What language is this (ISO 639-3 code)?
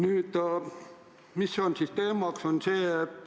est